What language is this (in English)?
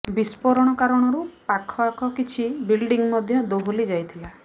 Odia